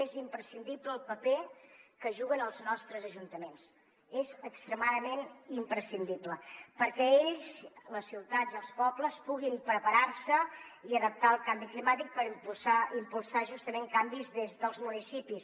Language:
Catalan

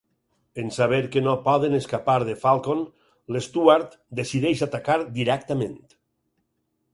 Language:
Catalan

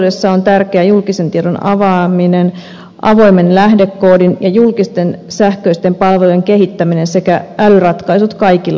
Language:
Finnish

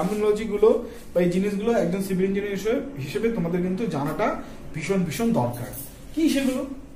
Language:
Hindi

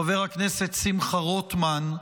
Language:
Hebrew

